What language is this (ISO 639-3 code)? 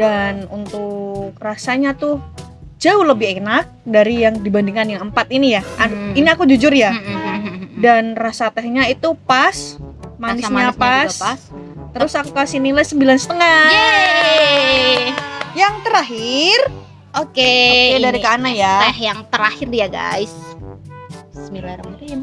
ind